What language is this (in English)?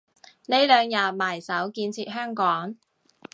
Cantonese